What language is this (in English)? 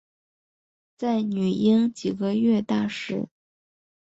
Chinese